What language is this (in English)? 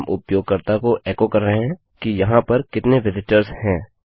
Hindi